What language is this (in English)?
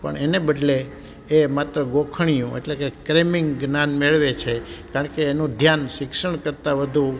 Gujarati